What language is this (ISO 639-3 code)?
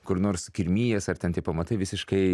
lit